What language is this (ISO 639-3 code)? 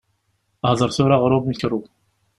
kab